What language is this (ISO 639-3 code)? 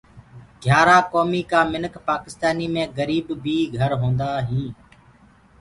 ggg